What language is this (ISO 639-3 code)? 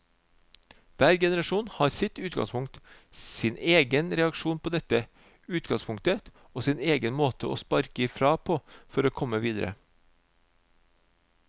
nor